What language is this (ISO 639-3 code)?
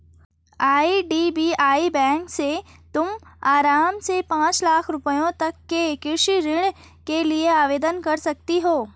hin